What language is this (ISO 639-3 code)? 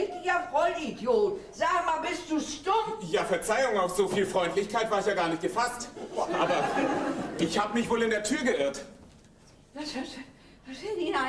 deu